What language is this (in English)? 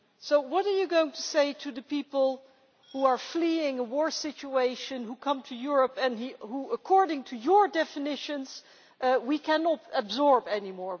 English